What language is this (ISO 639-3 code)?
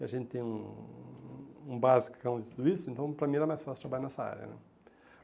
por